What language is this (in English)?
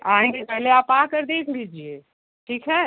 Hindi